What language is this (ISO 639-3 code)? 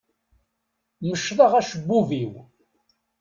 kab